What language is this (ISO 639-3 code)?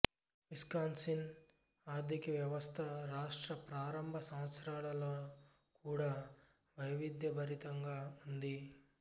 tel